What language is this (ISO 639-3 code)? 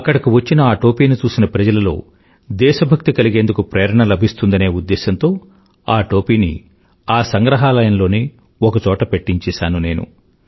tel